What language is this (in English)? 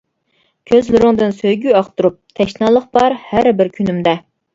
Uyghur